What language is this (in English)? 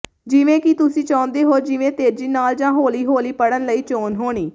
Punjabi